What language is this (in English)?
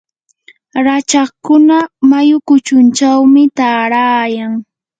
Yanahuanca Pasco Quechua